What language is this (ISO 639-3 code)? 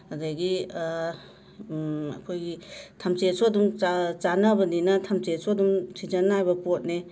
mni